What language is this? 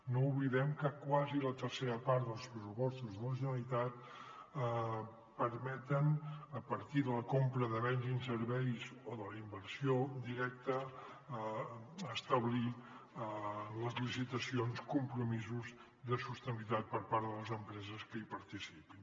Catalan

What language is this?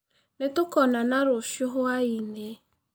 Kikuyu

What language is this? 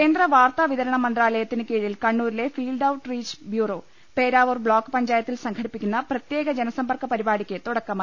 Malayalam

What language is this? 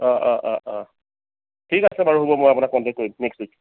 Assamese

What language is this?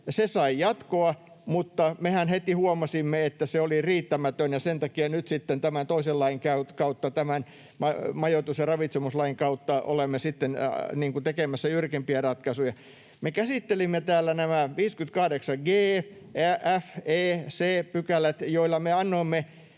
Finnish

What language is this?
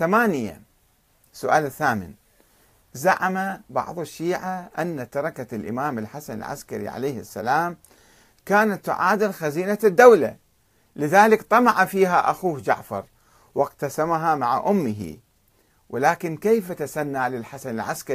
Arabic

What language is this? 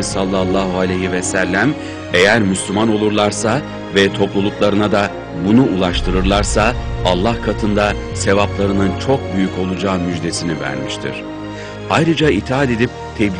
Turkish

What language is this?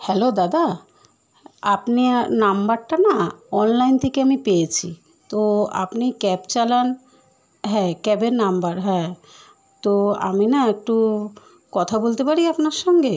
Bangla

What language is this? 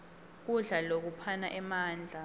Swati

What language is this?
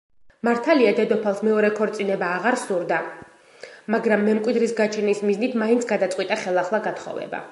Georgian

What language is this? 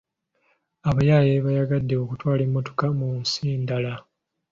Ganda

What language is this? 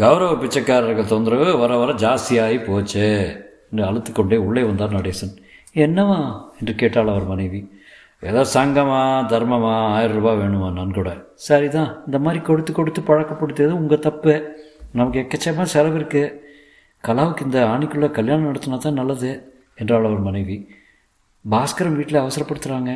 Tamil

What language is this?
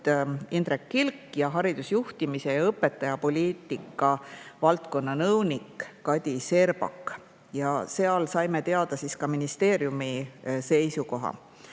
Estonian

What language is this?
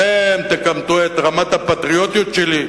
Hebrew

